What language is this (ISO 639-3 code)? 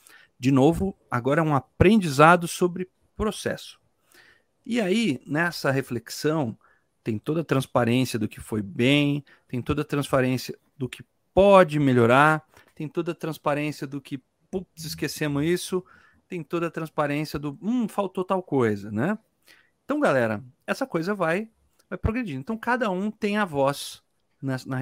por